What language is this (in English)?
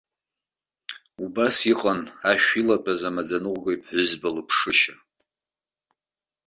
Abkhazian